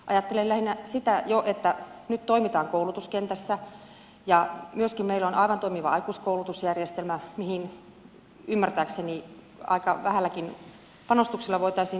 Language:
Finnish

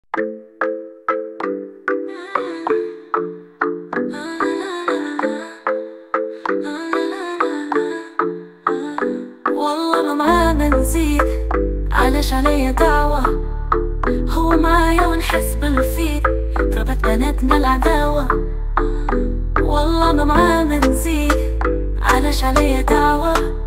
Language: Arabic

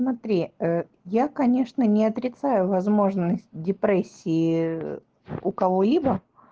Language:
Russian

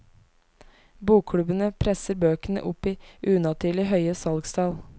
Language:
Norwegian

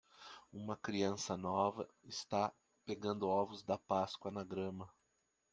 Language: Portuguese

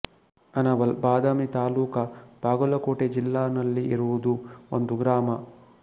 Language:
Kannada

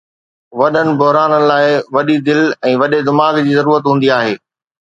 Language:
Sindhi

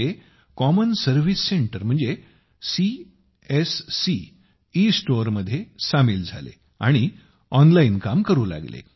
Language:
Marathi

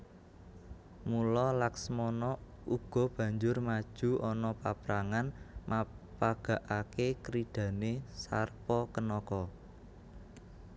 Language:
Javanese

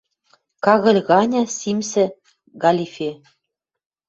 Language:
Western Mari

